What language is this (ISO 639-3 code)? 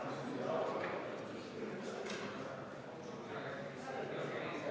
est